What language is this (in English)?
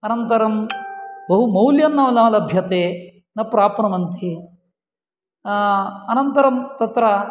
Sanskrit